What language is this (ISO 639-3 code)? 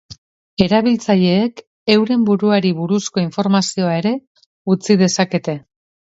eus